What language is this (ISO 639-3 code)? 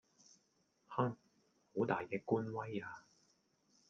yue